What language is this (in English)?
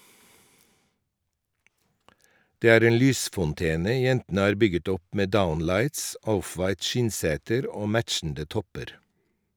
Norwegian